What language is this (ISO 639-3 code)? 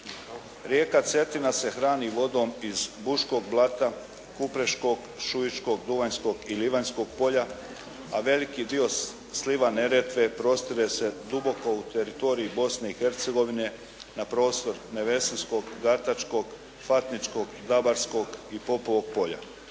hrv